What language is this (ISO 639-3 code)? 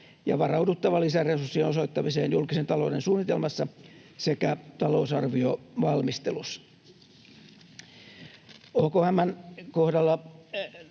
fin